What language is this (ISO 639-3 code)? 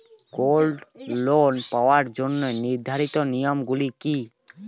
ben